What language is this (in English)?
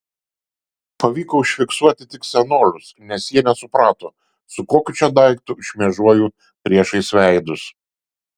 Lithuanian